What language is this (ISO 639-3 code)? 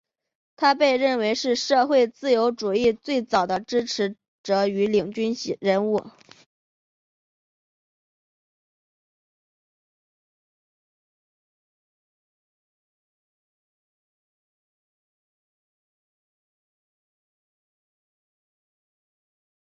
zho